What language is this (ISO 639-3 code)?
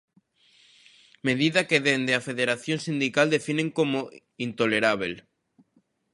glg